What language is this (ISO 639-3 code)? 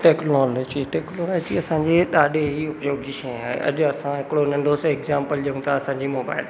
snd